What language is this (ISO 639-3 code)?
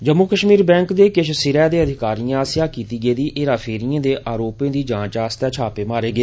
doi